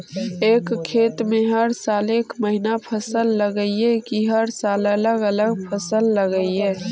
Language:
Magahi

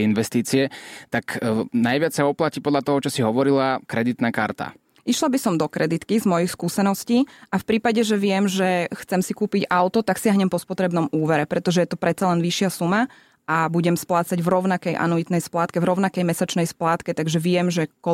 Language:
Slovak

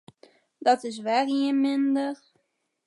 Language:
Western Frisian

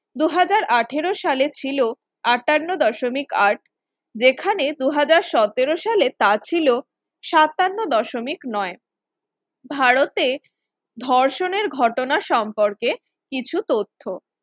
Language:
Bangla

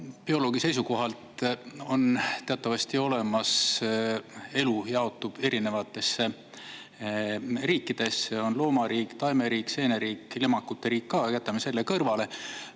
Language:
Estonian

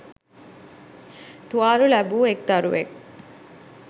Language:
Sinhala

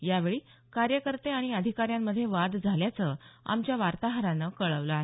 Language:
Marathi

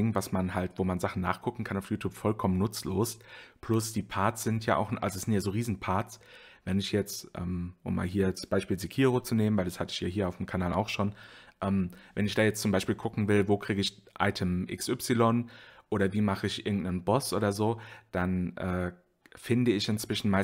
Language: German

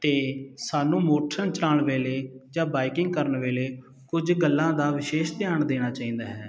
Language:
Punjabi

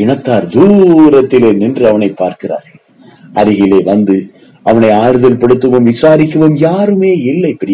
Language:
Tamil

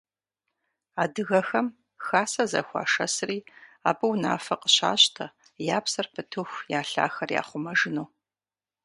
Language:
Kabardian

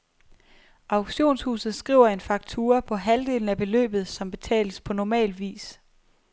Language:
Danish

